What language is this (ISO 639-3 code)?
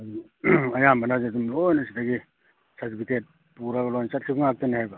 mni